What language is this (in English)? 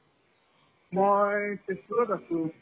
Assamese